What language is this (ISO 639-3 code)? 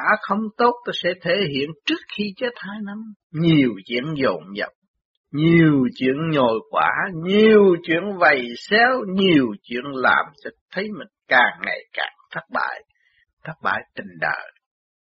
vie